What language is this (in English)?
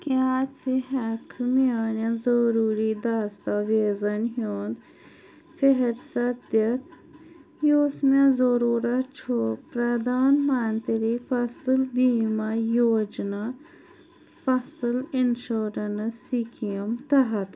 Kashmiri